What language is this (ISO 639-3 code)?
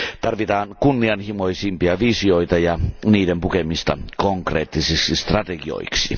fin